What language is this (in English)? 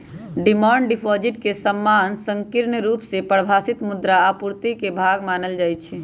Magahi